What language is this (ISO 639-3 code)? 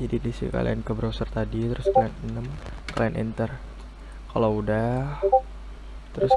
ind